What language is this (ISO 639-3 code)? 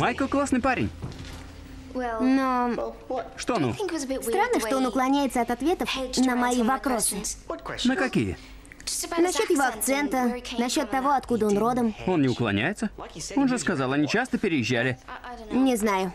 rus